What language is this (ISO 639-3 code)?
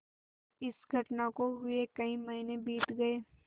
hin